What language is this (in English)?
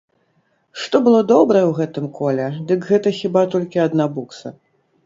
Belarusian